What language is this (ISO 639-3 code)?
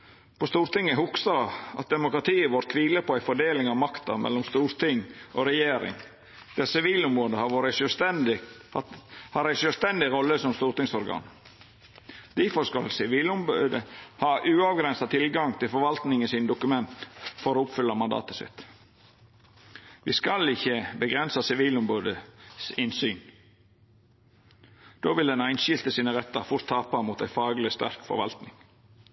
nno